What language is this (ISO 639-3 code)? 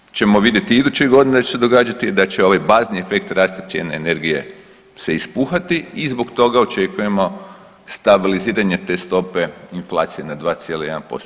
hrv